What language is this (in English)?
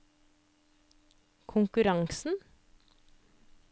Norwegian